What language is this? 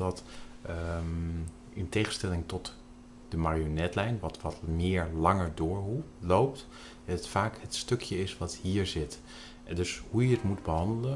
Dutch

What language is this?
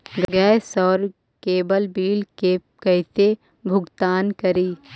Magahi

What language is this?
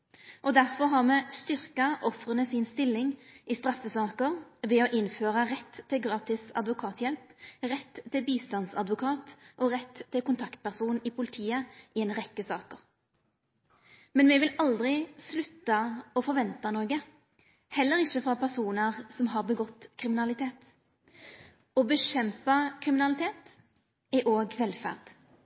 Norwegian Nynorsk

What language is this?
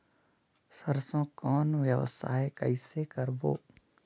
Chhattisgarhi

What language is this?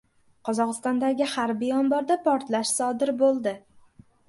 Uzbek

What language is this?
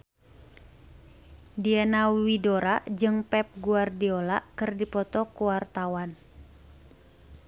Sundanese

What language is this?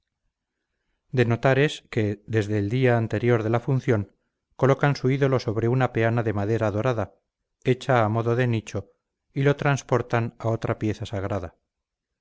Spanish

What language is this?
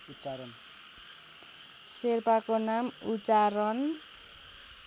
Nepali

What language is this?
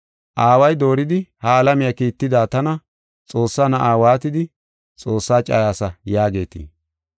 Gofa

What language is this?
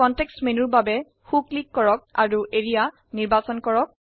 Assamese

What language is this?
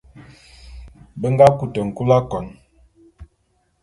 Bulu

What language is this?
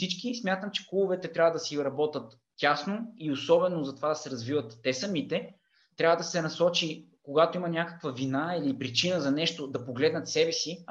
Bulgarian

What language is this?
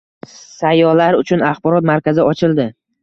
Uzbek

